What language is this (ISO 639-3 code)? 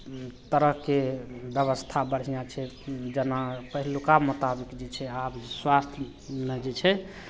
mai